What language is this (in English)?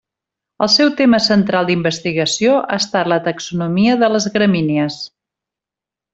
Catalan